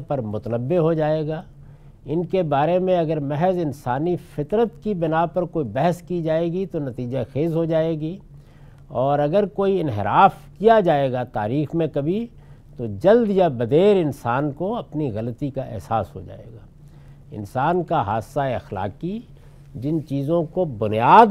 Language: Urdu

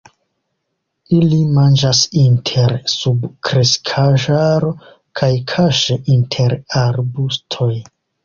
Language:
Esperanto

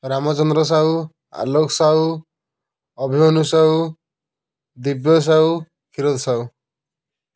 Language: Odia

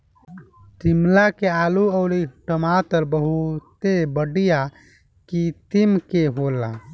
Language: Bhojpuri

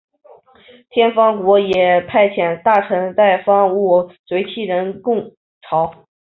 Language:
Chinese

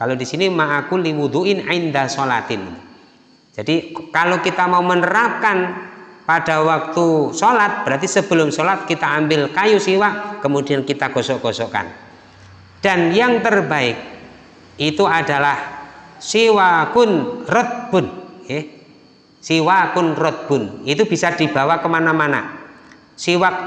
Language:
Indonesian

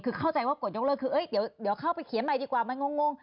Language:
Thai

